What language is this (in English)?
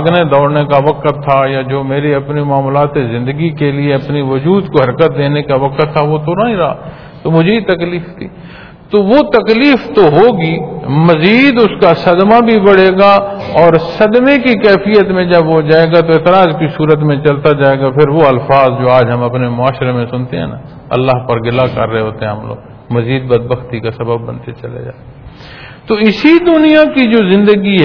Punjabi